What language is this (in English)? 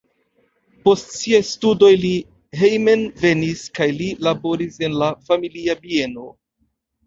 Esperanto